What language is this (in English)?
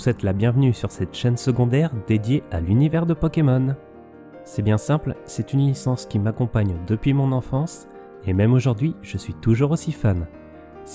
French